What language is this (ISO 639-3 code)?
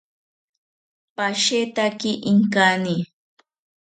cpy